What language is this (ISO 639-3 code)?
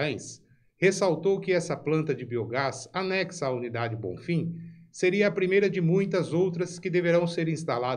por